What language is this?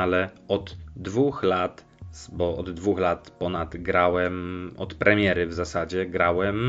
Polish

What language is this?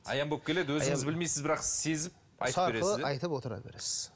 Kazakh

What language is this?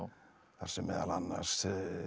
Icelandic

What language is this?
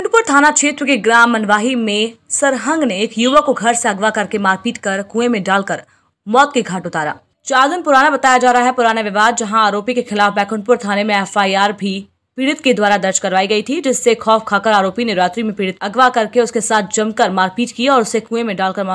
Hindi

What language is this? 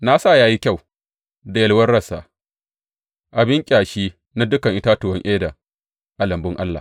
Hausa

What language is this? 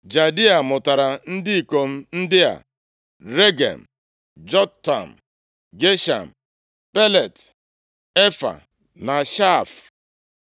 Igbo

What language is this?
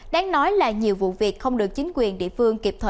Vietnamese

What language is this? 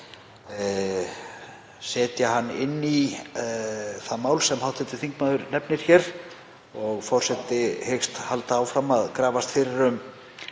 Icelandic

